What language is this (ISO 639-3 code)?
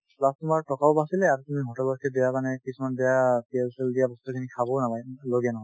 asm